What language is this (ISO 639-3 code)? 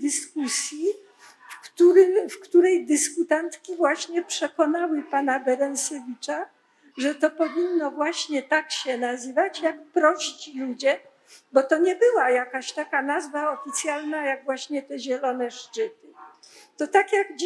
pol